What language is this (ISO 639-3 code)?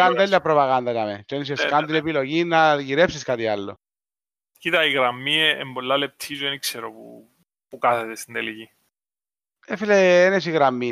ell